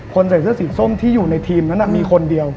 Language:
Thai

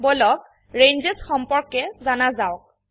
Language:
Assamese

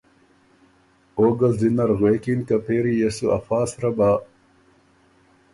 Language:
Ormuri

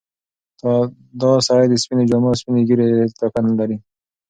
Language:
Pashto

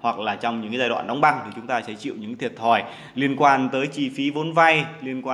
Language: Vietnamese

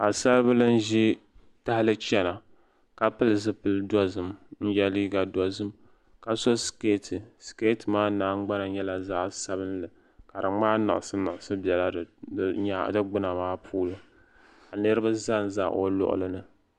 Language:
Dagbani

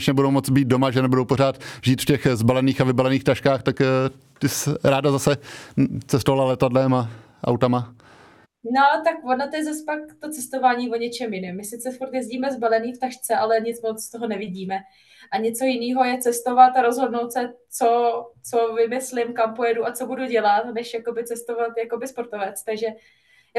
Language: Czech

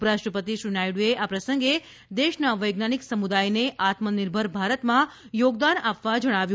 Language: Gujarati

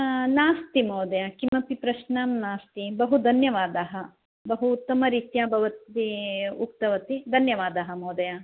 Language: Sanskrit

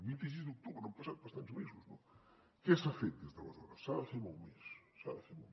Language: Catalan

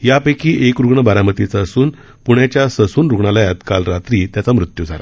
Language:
Marathi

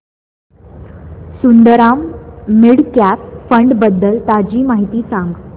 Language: Marathi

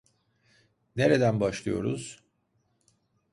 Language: Turkish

